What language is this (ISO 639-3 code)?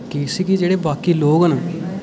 doi